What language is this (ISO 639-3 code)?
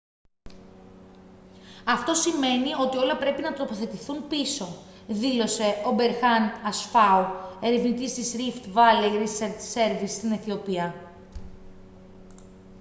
ell